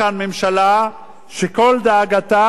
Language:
Hebrew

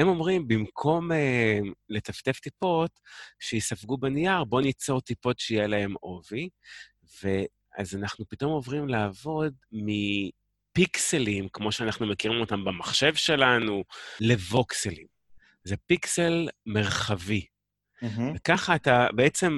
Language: Hebrew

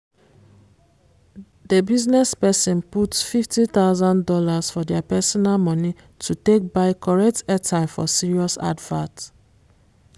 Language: Nigerian Pidgin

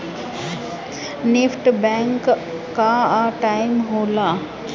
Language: Bhojpuri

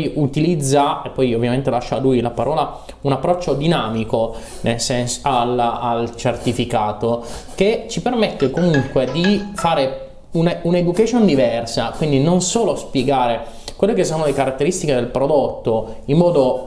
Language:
Italian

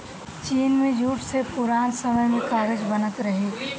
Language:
Bhojpuri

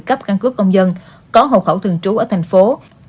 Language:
Vietnamese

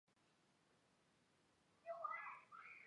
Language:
Chinese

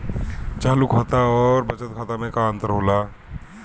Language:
Bhojpuri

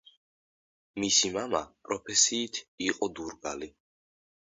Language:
Georgian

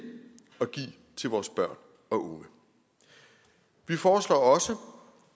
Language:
Danish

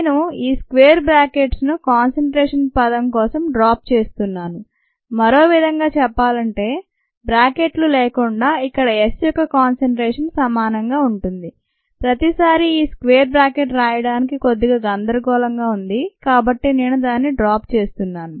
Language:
Telugu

